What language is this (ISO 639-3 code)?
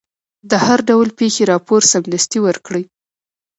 pus